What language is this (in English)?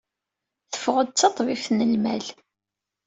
Kabyle